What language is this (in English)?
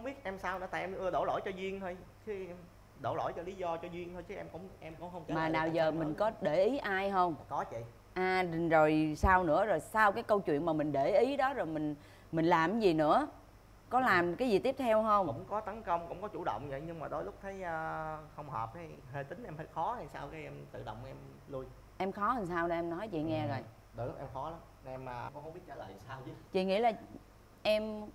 Vietnamese